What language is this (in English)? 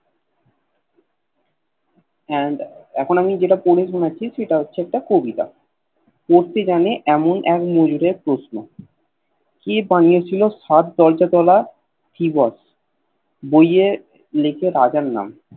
Bangla